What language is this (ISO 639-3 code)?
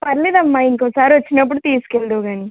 tel